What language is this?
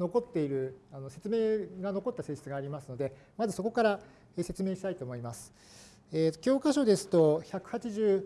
Japanese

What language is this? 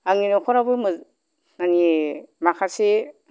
Bodo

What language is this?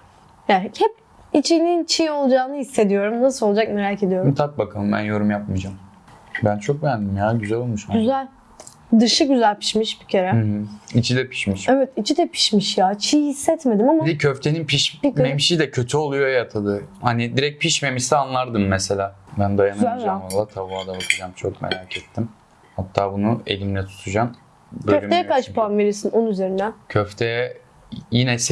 Turkish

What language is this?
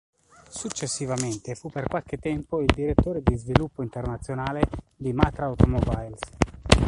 Italian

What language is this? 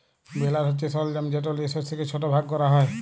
Bangla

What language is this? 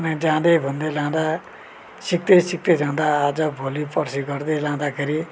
Nepali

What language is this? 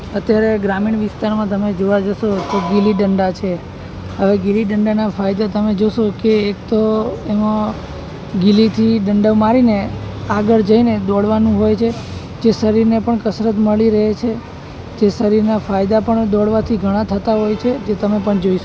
Gujarati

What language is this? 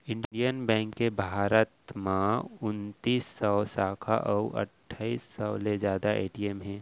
Chhattisgarhi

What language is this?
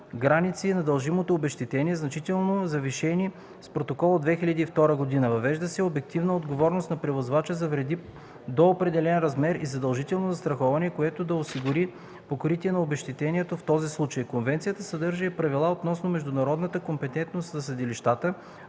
Bulgarian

